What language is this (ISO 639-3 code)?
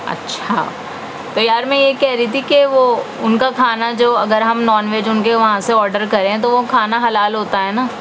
urd